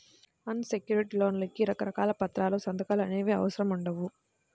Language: Telugu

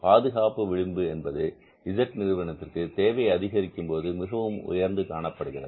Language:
Tamil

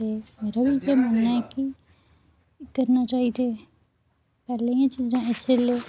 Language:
Dogri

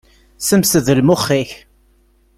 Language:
Kabyle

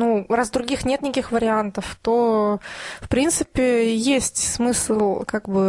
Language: Russian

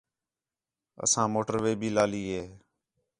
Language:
Khetrani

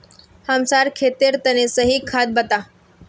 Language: Magahi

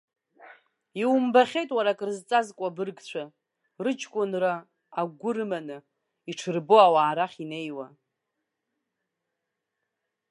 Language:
Abkhazian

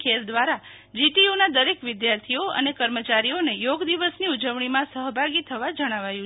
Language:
Gujarati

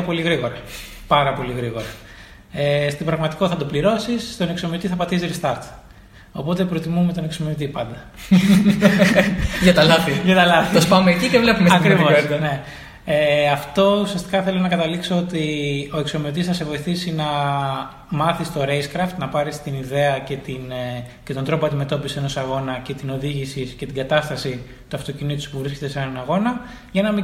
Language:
Greek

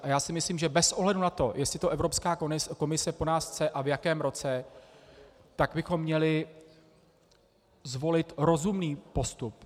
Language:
Czech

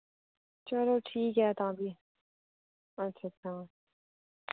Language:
Dogri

